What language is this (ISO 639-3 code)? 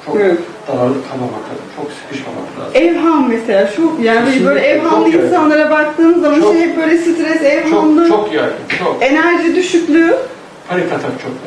tur